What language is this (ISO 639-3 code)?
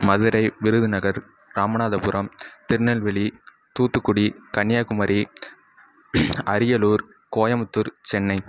tam